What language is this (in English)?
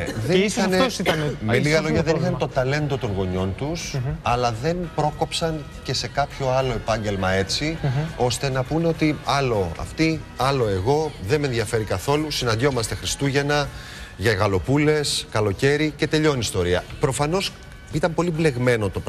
Greek